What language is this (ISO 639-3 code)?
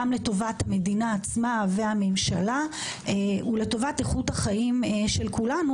heb